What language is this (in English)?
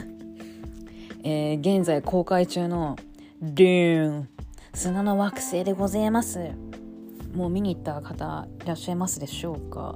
Japanese